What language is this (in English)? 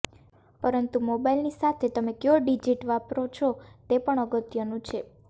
Gujarati